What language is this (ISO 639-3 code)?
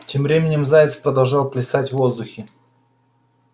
rus